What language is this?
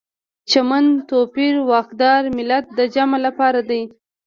Pashto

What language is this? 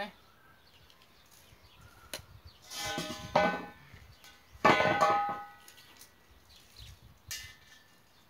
Romanian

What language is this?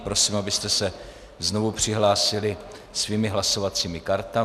Czech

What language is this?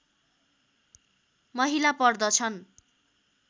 Nepali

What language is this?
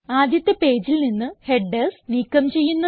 Malayalam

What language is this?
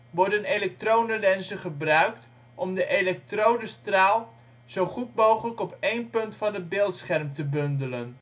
Dutch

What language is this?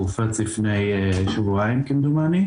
Hebrew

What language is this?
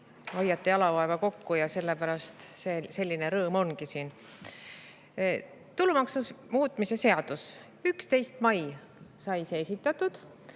Estonian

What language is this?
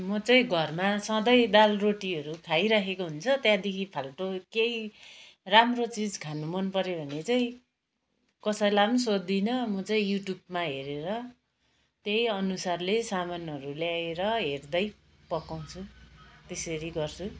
Nepali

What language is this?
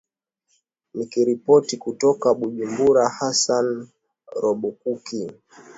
Swahili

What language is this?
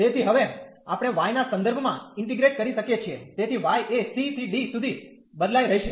Gujarati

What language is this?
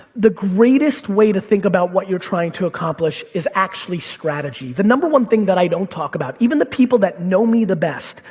English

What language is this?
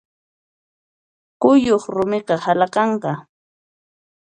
Puno Quechua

